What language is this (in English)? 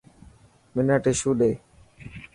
Dhatki